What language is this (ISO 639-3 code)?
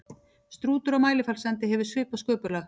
isl